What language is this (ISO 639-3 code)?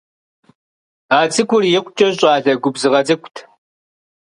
kbd